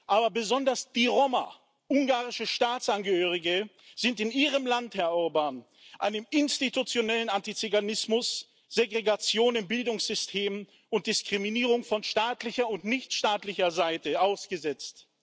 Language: German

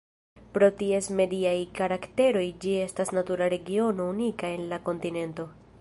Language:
Esperanto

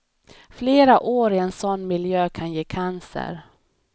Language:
Swedish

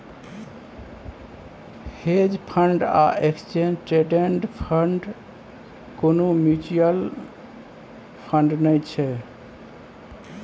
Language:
Maithili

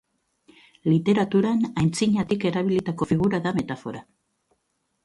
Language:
Basque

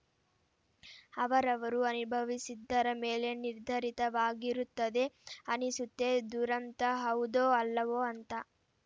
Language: Kannada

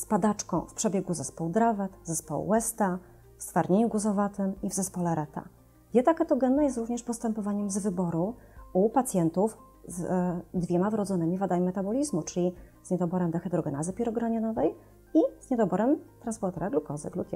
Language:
Polish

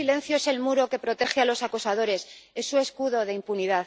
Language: Spanish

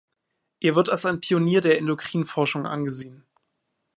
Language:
German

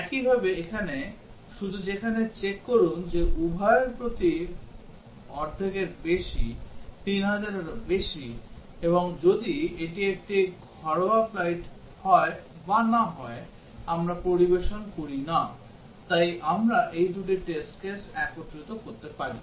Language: Bangla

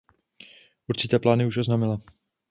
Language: Czech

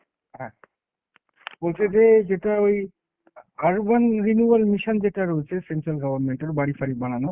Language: Bangla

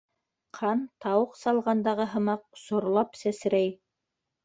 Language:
Bashkir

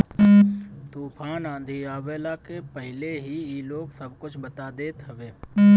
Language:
Bhojpuri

